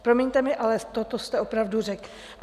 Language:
Czech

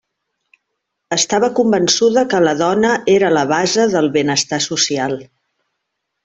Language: Catalan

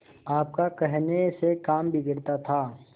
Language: Hindi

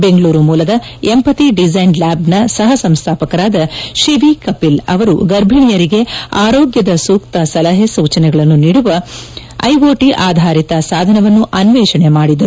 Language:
Kannada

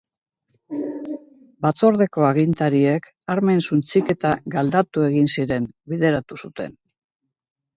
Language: Basque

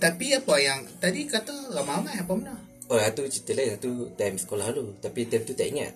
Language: Malay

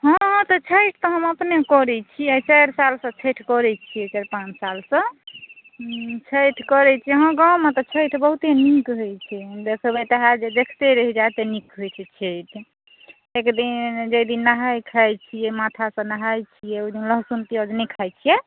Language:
Maithili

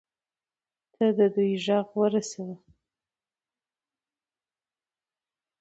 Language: Pashto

